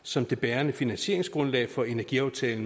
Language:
Danish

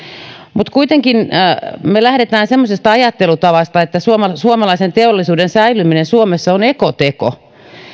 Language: Finnish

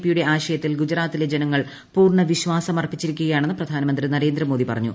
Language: Malayalam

